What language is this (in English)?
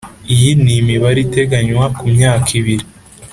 Kinyarwanda